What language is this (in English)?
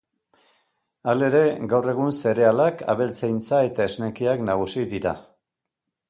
Basque